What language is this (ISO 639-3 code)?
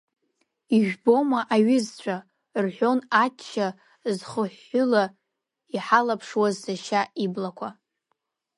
abk